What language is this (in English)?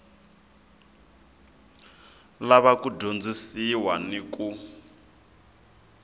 Tsonga